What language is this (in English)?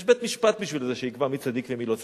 Hebrew